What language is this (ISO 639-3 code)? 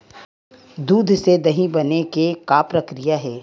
hne